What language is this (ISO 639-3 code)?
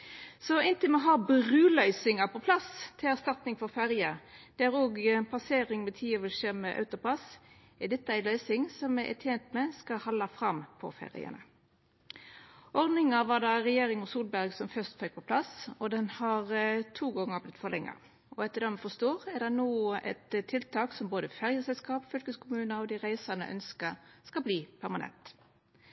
nno